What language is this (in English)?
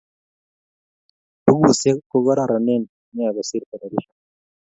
Kalenjin